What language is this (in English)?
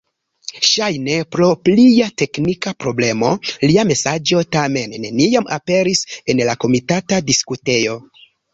Esperanto